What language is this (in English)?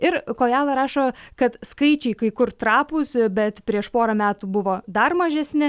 Lithuanian